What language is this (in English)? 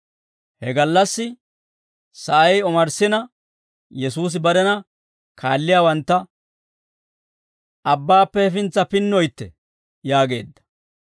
Dawro